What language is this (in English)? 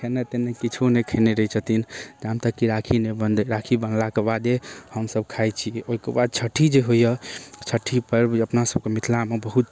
Maithili